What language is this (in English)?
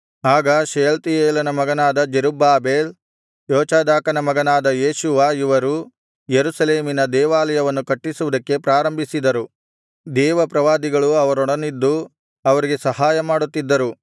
Kannada